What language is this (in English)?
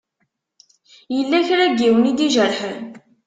Kabyle